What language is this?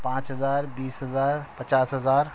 Urdu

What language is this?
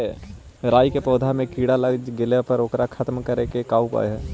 Magahi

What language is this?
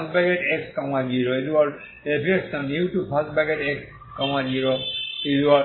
Bangla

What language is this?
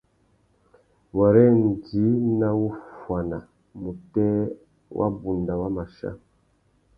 Tuki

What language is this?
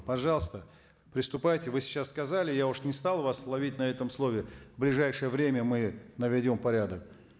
Kazakh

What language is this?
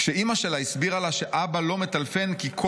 Hebrew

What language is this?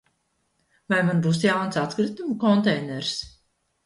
Latvian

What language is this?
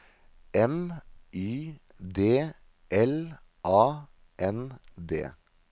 Norwegian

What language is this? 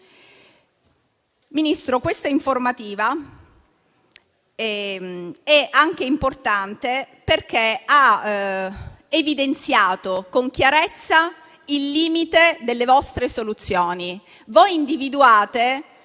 Italian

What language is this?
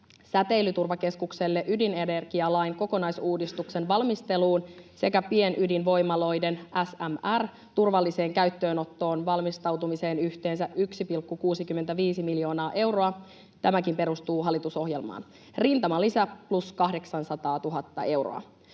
Finnish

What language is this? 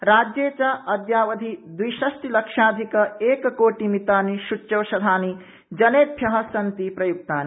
Sanskrit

